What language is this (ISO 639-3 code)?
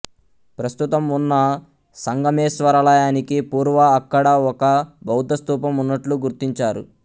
tel